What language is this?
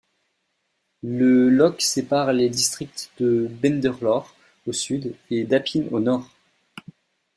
French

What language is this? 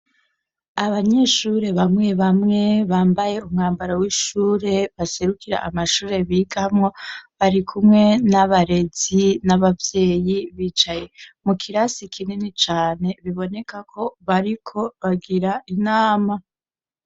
Rundi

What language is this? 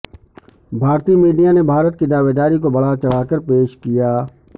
Urdu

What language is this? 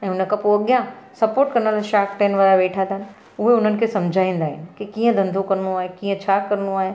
Sindhi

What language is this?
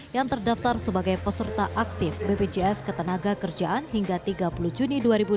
Indonesian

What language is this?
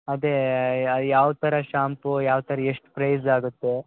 Kannada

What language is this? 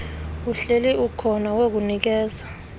Xhosa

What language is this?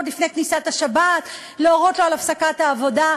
Hebrew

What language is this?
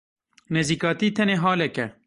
Kurdish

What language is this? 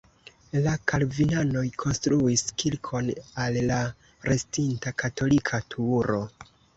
Esperanto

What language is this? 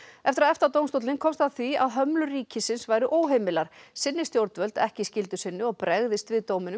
Icelandic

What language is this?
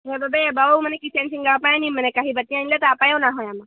Assamese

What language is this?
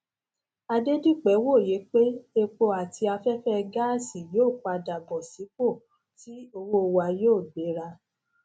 Yoruba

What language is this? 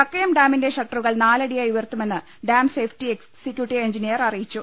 Malayalam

